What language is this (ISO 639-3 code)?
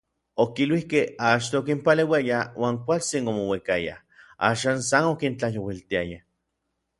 nlv